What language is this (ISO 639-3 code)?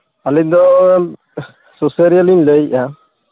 sat